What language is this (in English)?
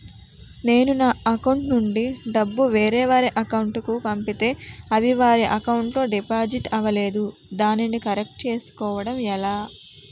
Telugu